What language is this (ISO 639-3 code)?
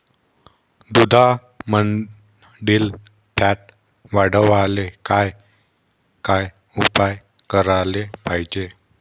mar